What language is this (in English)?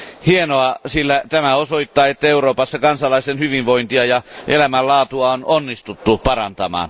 Finnish